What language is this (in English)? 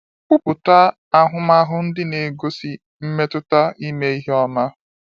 Igbo